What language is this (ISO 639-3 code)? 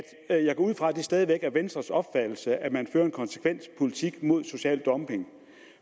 dan